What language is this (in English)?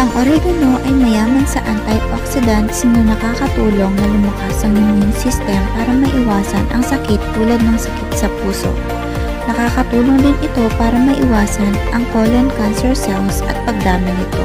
Filipino